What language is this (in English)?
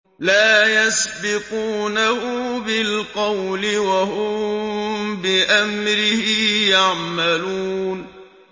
Arabic